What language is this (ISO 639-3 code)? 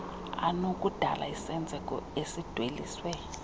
xho